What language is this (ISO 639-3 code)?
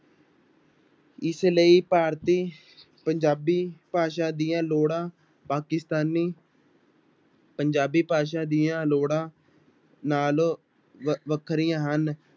pan